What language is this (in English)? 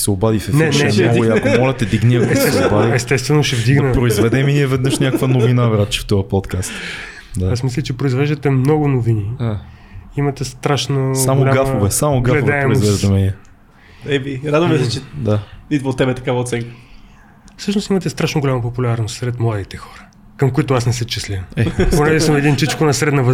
Bulgarian